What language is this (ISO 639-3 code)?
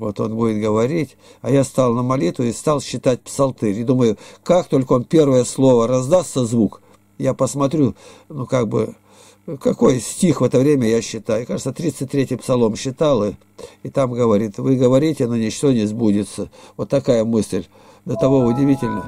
rus